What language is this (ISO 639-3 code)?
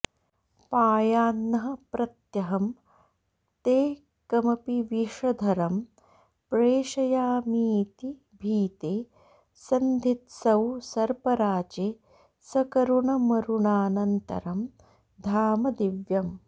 san